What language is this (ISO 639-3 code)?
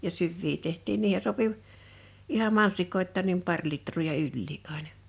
fin